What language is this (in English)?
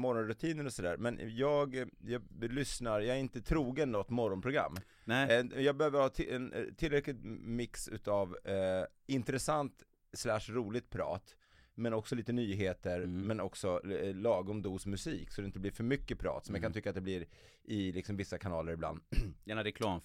Swedish